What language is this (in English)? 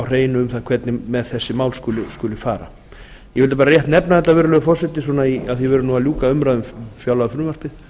Icelandic